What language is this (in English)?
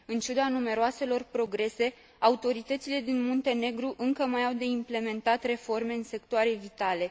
Romanian